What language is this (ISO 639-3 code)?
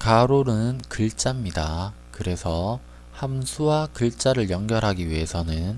kor